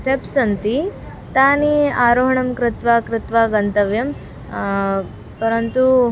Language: Sanskrit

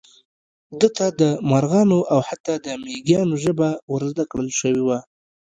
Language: Pashto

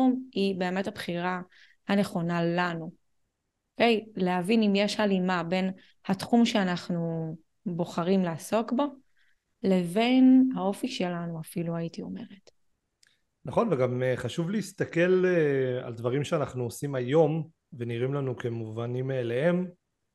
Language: Hebrew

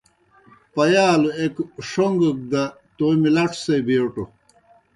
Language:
Kohistani Shina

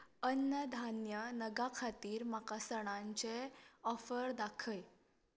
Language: Konkani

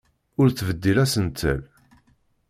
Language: Kabyle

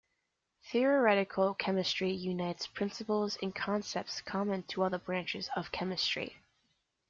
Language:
English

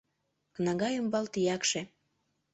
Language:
Mari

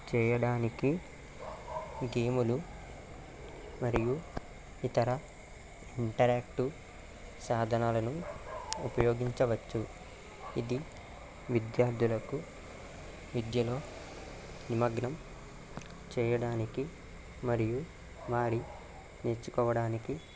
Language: Telugu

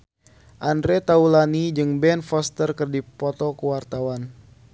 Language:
Sundanese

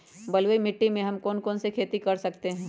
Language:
Magahi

